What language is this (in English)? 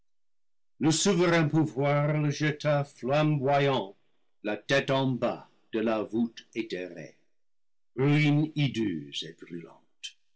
French